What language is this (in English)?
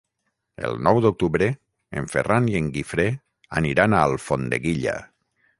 Catalan